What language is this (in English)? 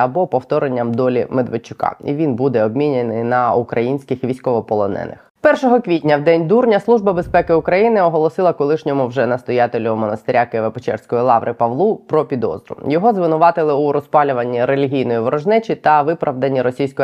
Ukrainian